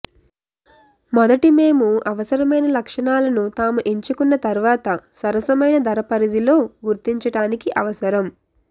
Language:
Telugu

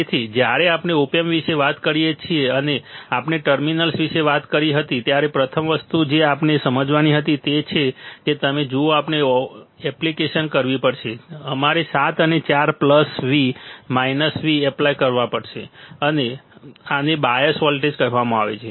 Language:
Gujarati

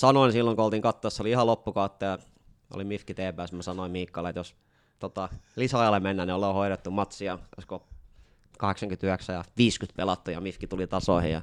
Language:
Finnish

